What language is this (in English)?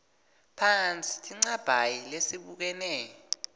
Swati